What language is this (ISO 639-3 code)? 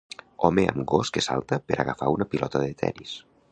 cat